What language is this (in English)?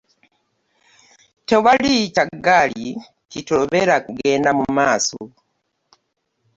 Ganda